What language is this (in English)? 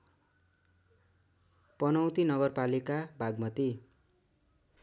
Nepali